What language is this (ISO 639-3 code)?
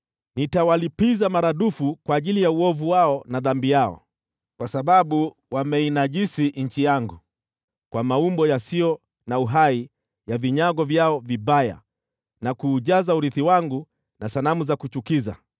swa